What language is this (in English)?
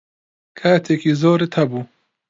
Central Kurdish